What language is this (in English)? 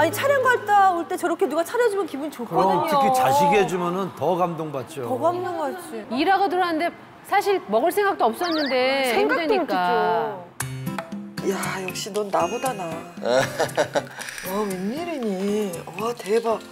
Korean